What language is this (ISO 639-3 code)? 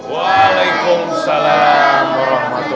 ind